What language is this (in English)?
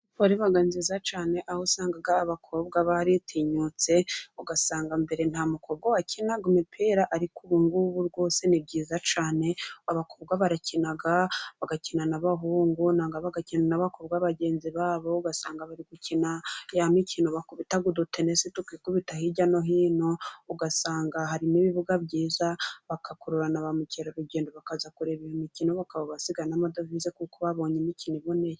Kinyarwanda